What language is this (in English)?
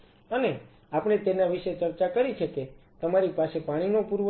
Gujarati